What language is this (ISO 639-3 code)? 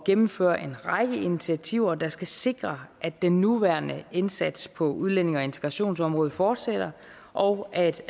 dan